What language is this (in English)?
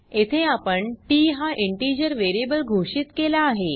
Marathi